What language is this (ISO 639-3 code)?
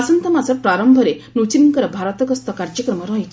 ori